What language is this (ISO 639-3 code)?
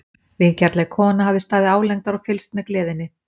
isl